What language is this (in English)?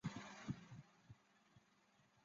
Chinese